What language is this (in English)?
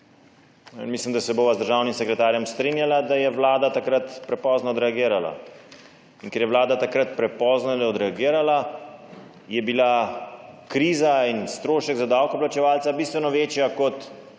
Slovenian